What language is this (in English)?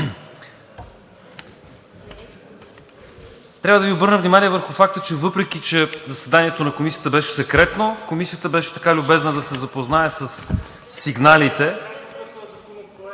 Bulgarian